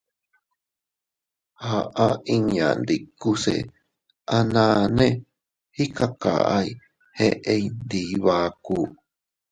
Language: Teutila Cuicatec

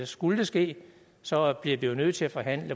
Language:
Danish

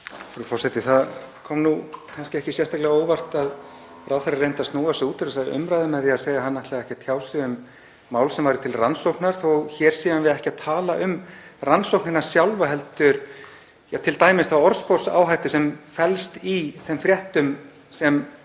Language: Icelandic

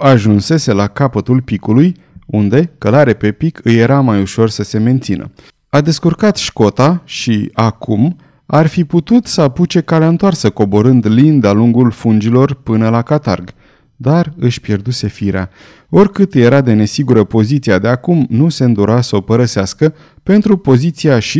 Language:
Romanian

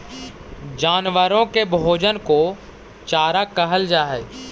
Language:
Magahi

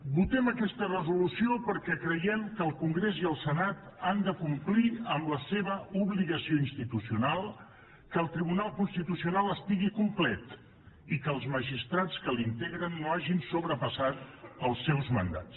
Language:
Catalan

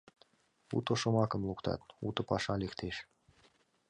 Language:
Mari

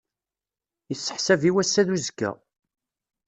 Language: Kabyle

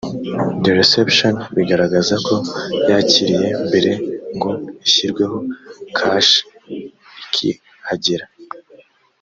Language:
Kinyarwanda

